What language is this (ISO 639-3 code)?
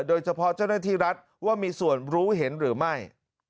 tha